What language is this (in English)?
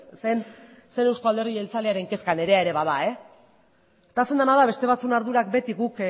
Basque